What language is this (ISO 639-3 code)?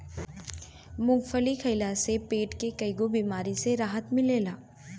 bho